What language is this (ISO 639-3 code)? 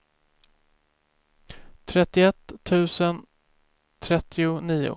swe